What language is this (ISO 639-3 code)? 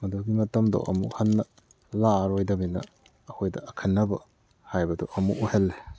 mni